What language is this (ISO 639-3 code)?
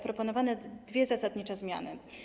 pol